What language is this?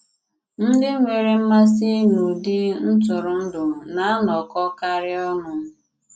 Igbo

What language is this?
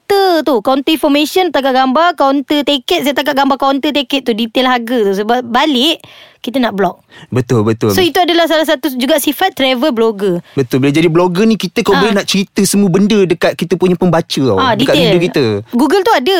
Malay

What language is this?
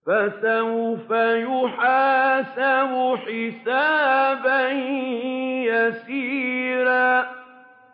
Arabic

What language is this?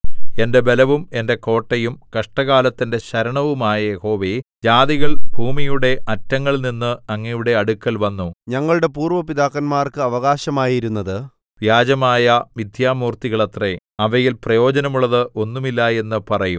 Malayalam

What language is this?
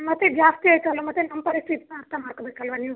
Kannada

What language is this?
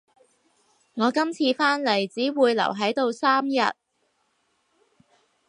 Cantonese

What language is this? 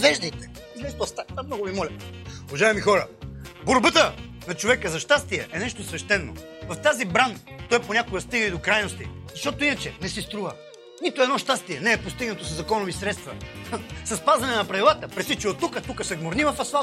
Bulgarian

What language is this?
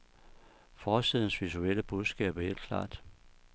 Danish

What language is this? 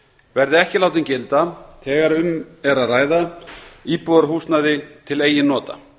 Icelandic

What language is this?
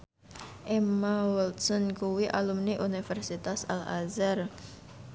Javanese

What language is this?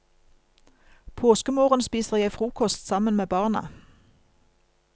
Norwegian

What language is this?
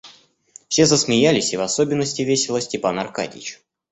Russian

